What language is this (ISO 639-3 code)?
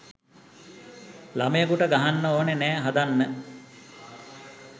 sin